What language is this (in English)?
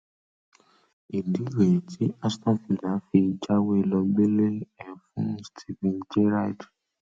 Yoruba